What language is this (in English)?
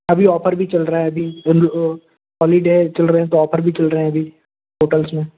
Hindi